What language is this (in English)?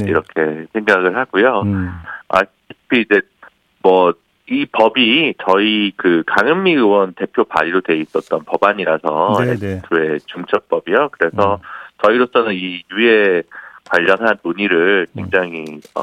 Korean